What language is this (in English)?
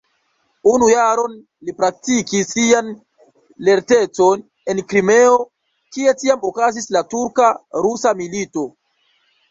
Esperanto